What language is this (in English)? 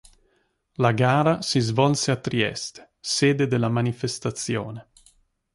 Italian